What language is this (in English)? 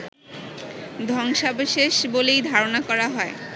Bangla